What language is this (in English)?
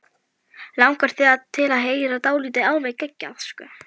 Icelandic